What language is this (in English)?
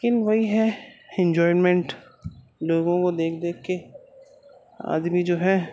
Urdu